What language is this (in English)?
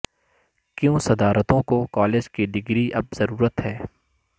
Urdu